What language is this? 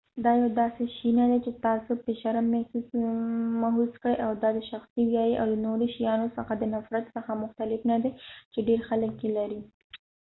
Pashto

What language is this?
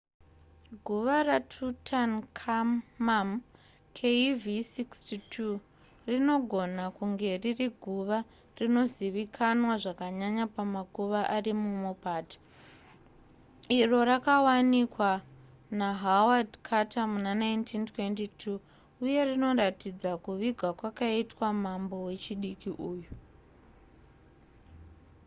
Shona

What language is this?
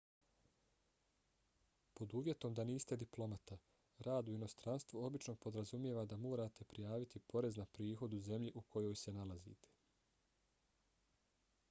Bosnian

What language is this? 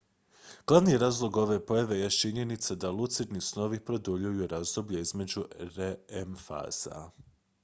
Croatian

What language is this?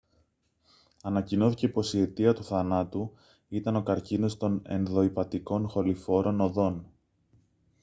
Greek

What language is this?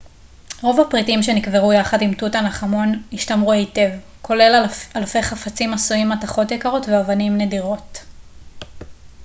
Hebrew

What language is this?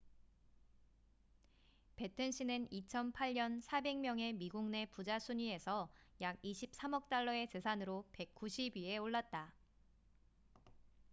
Korean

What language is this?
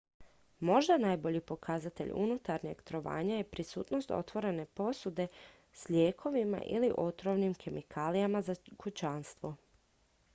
Croatian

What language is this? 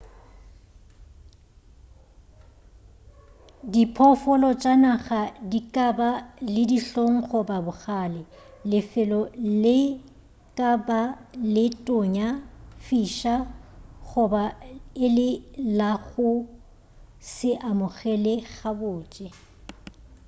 Northern Sotho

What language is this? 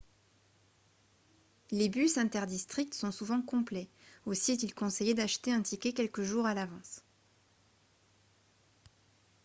French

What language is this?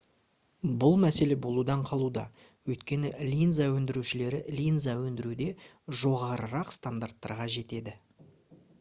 Kazakh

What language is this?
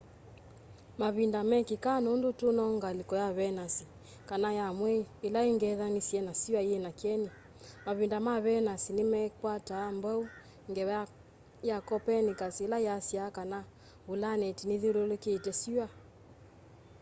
Kamba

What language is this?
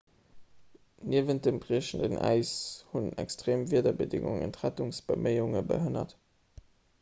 Luxembourgish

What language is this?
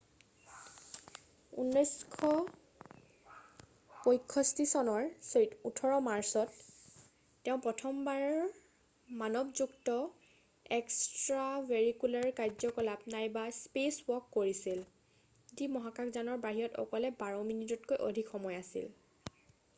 Assamese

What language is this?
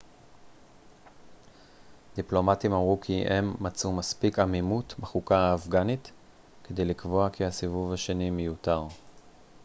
Hebrew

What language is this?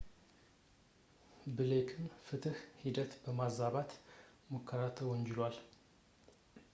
Amharic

